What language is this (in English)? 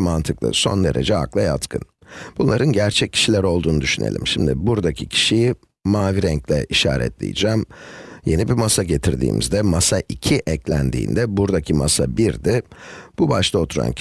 Turkish